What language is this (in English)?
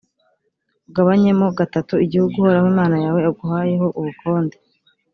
Kinyarwanda